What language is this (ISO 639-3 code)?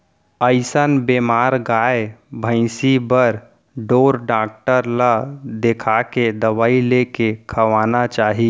hne